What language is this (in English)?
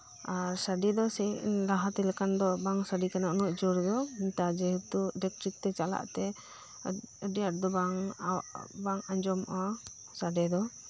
Santali